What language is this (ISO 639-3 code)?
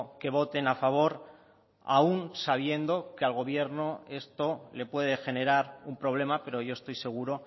spa